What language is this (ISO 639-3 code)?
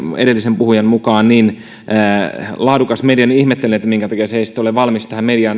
fin